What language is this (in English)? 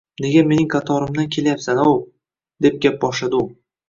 Uzbek